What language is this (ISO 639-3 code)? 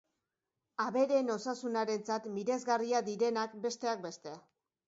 eus